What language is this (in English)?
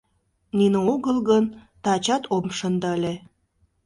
Mari